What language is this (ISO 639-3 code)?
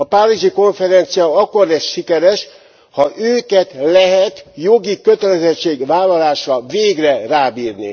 hun